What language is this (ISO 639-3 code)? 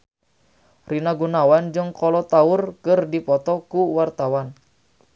sun